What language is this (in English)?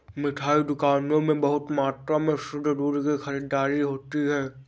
Hindi